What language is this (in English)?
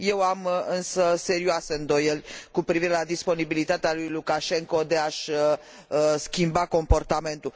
Romanian